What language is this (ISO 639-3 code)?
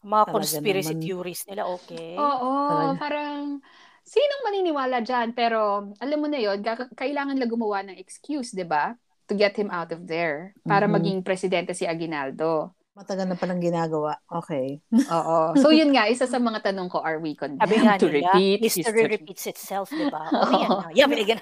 fil